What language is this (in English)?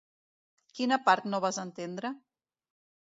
Catalan